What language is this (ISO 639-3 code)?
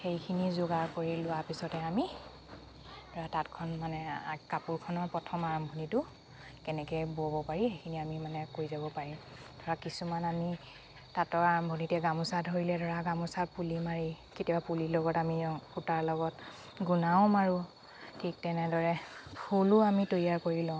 asm